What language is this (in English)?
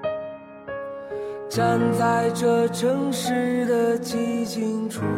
Chinese